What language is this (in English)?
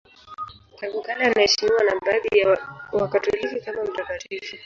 Swahili